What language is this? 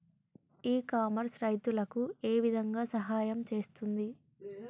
Telugu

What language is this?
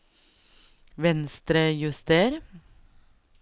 Norwegian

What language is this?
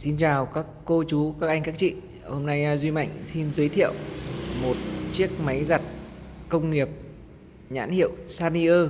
Vietnamese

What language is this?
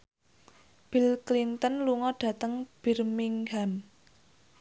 Javanese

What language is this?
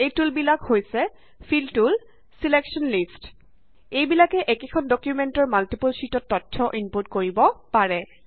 Assamese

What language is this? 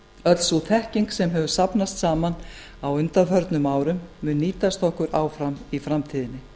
Icelandic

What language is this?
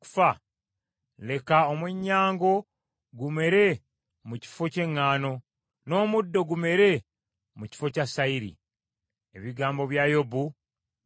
Ganda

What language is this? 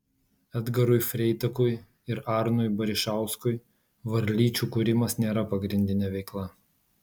Lithuanian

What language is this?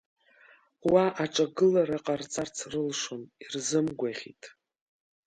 Abkhazian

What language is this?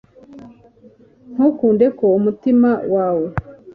Kinyarwanda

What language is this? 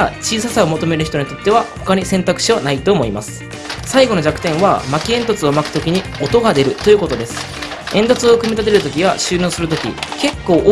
Japanese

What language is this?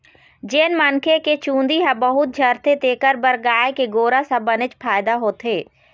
Chhattisgarhi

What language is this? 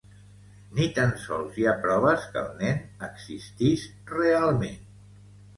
Catalan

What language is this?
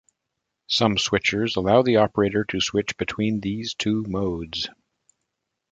English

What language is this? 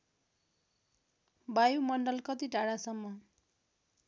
Nepali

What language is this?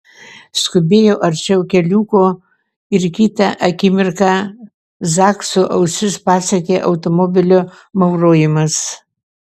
Lithuanian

